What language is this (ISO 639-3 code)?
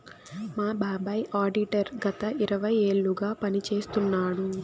tel